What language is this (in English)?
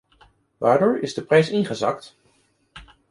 Dutch